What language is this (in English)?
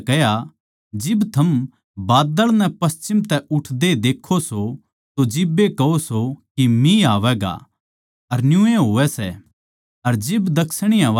Haryanvi